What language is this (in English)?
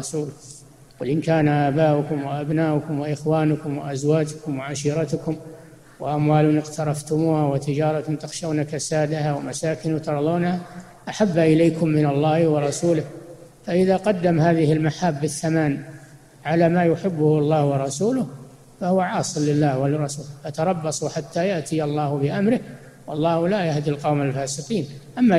Arabic